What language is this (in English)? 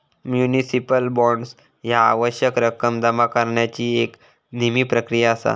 Marathi